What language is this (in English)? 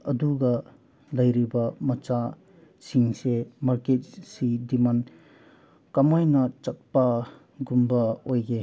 Manipuri